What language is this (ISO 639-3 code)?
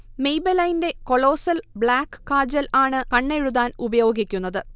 mal